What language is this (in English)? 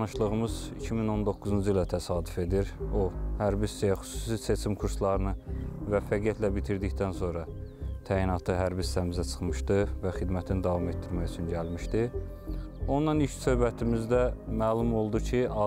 Turkish